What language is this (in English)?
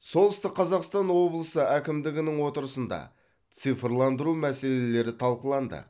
Kazakh